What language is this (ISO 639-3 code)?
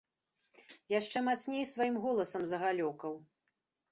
bel